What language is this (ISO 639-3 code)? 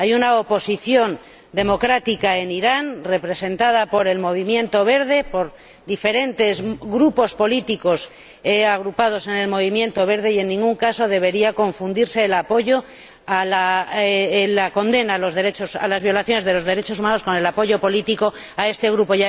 spa